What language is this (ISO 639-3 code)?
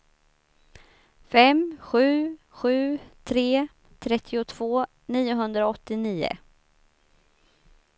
swe